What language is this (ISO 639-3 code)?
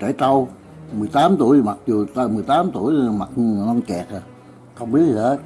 vie